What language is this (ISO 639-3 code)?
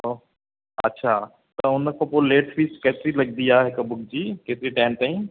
snd